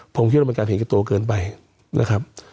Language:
Thai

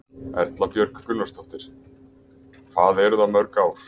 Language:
Icelandic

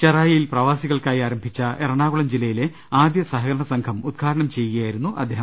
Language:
Malayalam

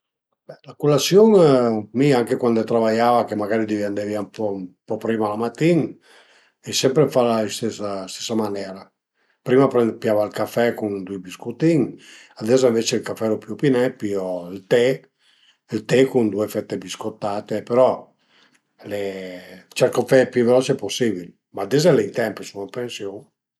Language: Piedmontese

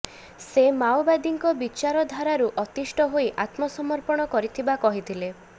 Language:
Odia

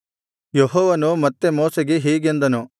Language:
Kannada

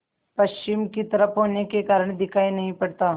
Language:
Hindi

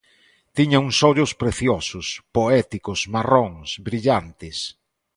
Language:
Galician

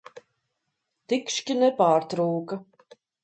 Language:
Latvian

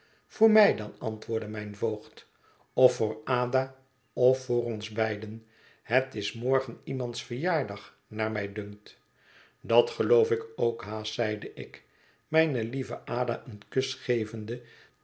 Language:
Dutch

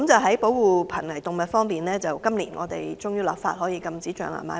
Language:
Cantonese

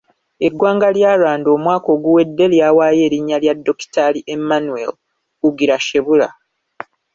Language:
Ganda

